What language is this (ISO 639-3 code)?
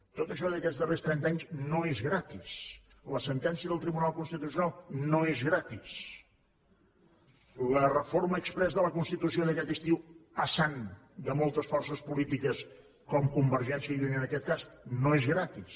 cat